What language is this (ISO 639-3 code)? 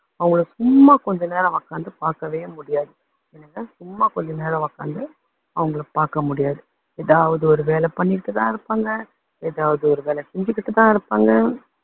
tam